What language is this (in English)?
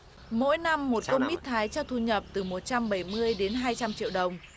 Vietnamese